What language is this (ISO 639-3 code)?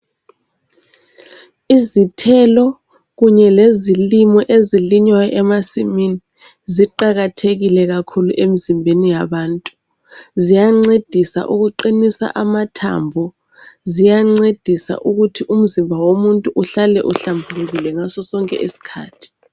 nde